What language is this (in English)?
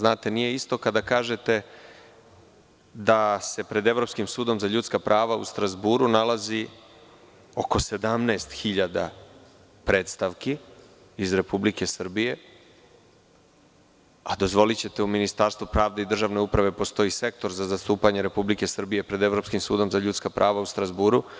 Serbian